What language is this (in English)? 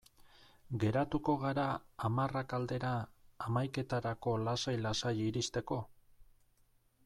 Basque